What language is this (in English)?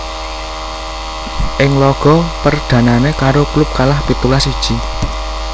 Javanese